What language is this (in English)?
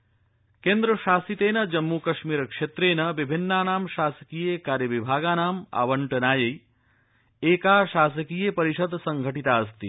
Sanskrit